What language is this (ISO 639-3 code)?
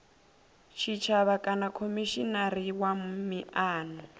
ven